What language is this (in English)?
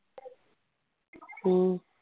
Punjabi